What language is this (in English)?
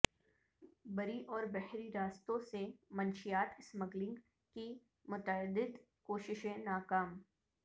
Urdu